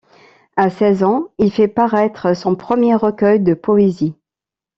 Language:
French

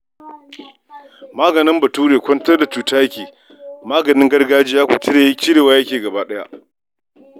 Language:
Hausa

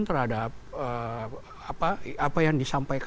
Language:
Indonesian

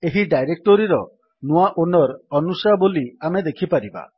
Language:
Odia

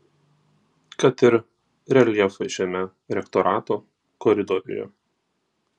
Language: Lithuanian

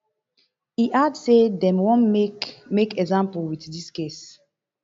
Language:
Nigerian Pidgin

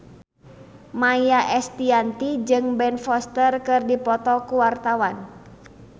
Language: Sundanese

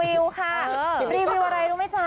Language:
Thai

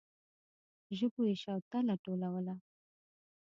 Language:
Pashto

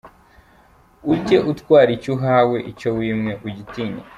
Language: Kinyarwanda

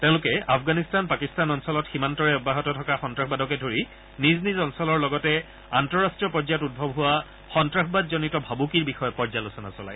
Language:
Assamese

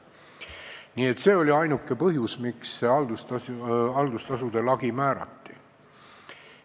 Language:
Estonian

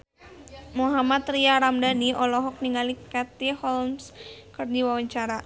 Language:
Sundanese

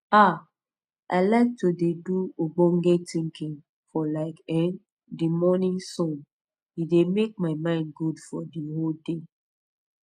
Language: Nigerian Pidgin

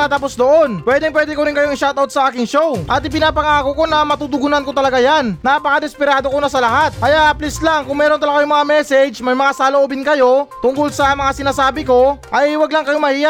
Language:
Filipino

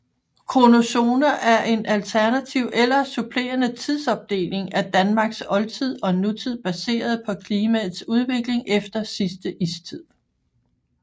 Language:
Danish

